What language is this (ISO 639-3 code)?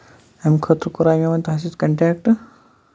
kas